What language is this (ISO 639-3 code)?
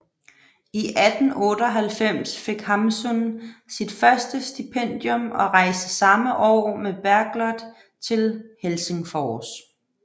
dan